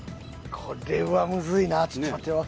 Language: Japanese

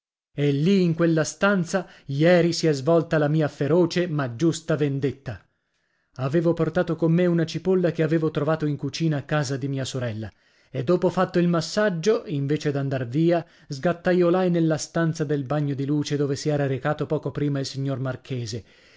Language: Italian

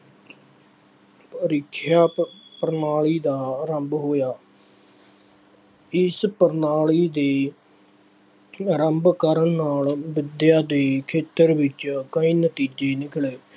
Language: Punjabi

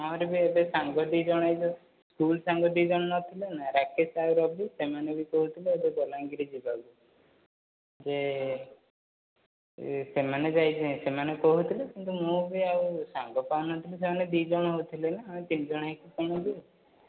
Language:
Odia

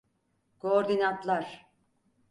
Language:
Turkish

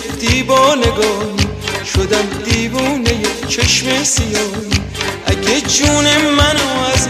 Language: Persian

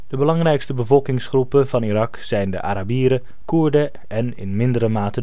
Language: Dutch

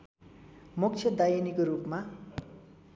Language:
Nepali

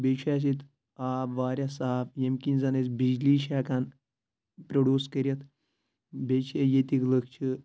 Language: Kashmiri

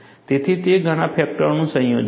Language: Gujarati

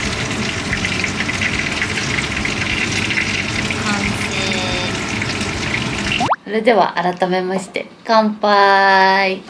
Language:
Japanese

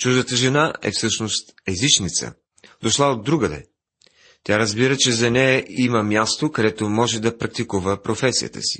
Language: Bulgarian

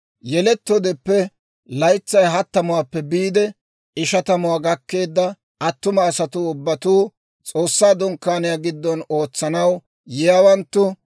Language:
Dawro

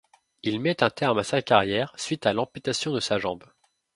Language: French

